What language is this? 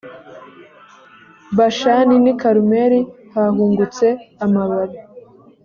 Kinyarwanda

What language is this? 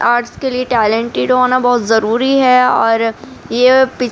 Urdu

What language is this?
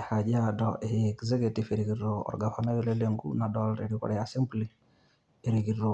Masai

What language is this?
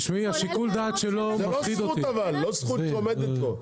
Hebrew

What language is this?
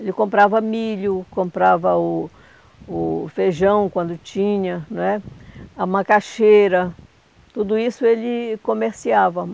Portuguese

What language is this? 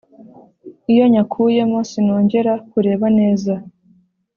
Kinyarwanda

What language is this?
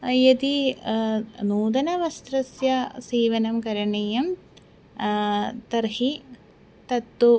Sanskrit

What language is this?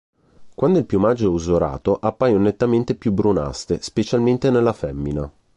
Italian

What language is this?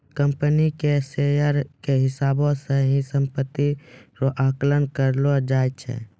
Maithili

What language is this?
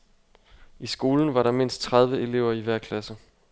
Danish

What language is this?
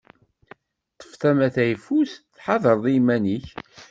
Kabyle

